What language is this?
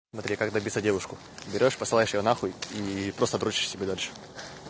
Russian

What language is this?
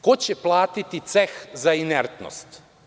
Serbian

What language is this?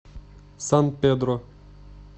Russian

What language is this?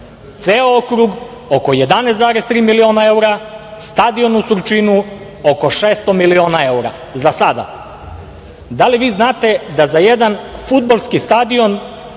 Serbian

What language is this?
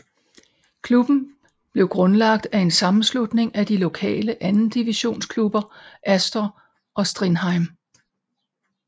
Danish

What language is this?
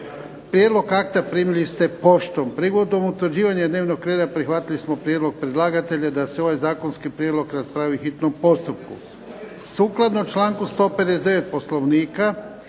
Croatian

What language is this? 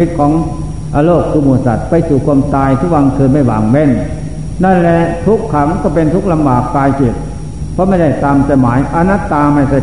Thai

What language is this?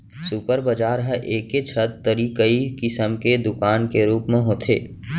Chhattisgarhi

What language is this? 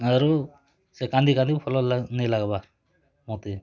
Odia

